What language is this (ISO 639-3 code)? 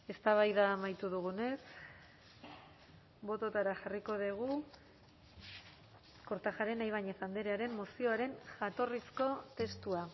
eus